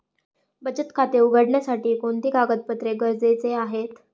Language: Marathi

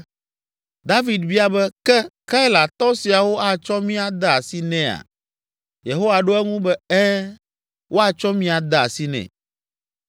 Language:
Ewe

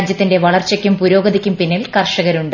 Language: Malayalam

